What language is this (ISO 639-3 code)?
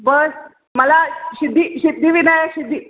mar